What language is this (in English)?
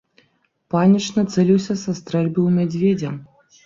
Belarusian